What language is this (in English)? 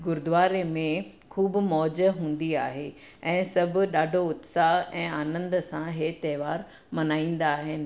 Sindhi